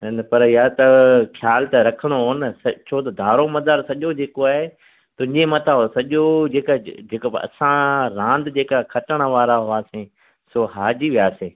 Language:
Sindhi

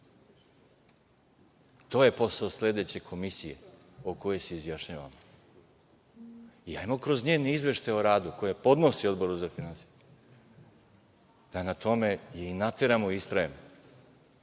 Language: Serbian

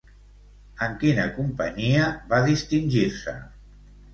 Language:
Catalan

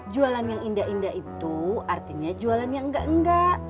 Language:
Indonesian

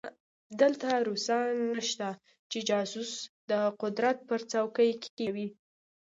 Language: Pashto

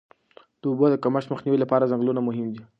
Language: Pashto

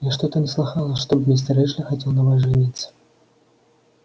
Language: Russian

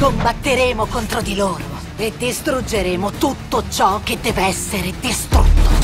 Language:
Italian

